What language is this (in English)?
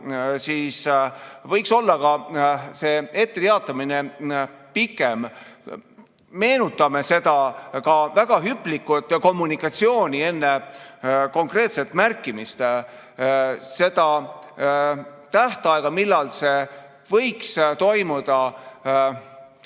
Estonian